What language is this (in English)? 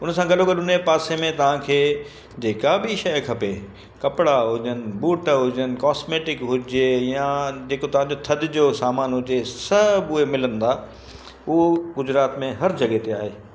Sindhi